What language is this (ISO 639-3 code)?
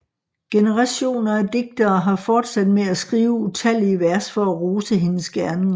dan